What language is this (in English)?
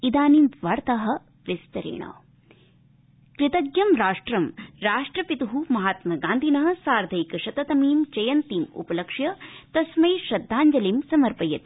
Sanskrit